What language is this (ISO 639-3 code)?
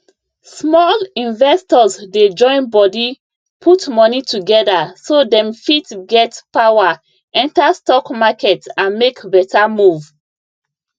pcm